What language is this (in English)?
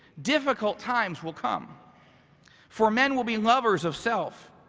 English